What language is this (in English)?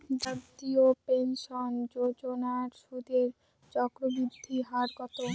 Bangla